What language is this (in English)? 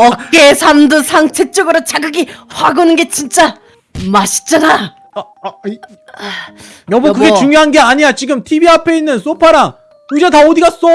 Korean